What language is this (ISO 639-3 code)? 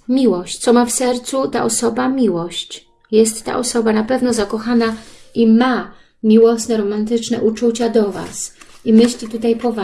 pol